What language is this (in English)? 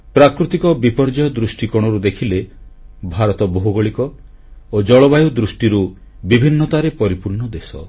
Odia